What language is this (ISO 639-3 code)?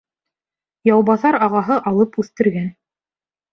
bak